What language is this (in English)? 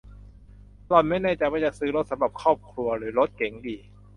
Thai